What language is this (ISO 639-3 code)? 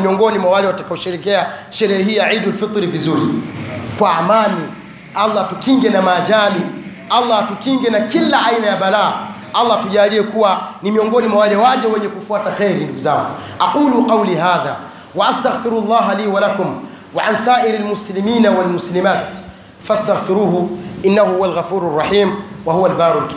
swa